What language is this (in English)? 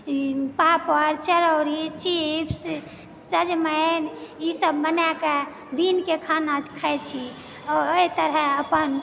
Maithili